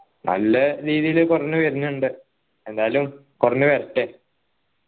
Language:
Malayalam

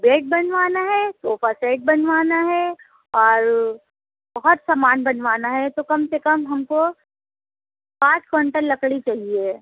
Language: Urdu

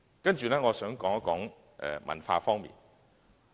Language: Cantonese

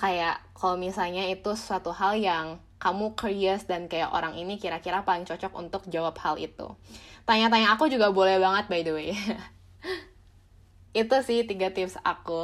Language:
Indonesian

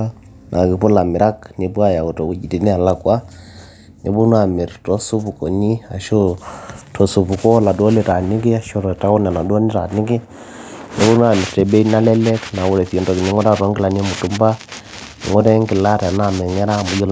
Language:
Masai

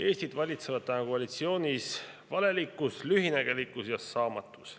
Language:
Estonian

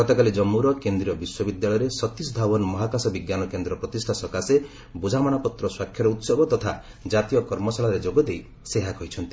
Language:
Odia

